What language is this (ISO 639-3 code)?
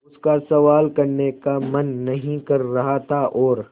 hin